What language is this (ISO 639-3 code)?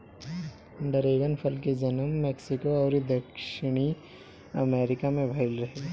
bho